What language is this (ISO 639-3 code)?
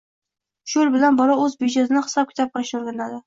uzb